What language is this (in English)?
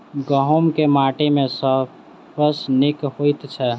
Maithili